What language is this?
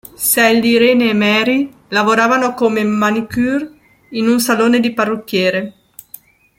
Italian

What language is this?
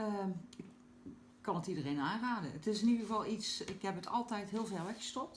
Dutch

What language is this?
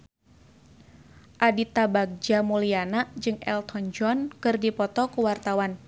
Sundanese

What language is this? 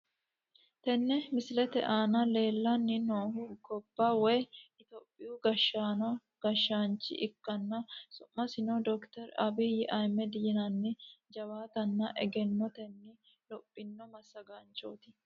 Sidamo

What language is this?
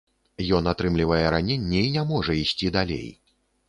Belarusian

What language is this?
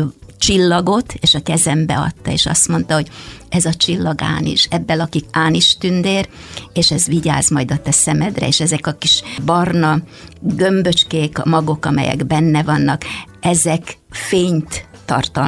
Hungarian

